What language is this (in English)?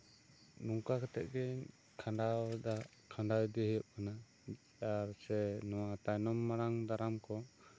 Santali